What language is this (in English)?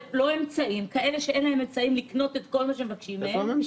Hebrew